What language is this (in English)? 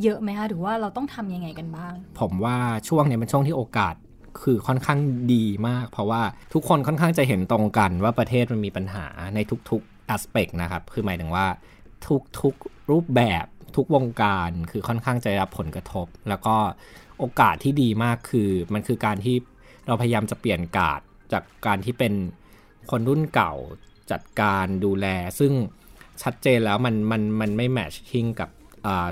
Thai